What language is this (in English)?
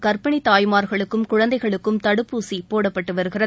Tamil